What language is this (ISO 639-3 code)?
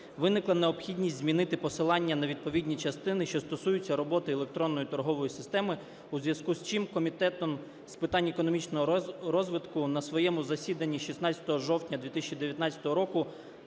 ukr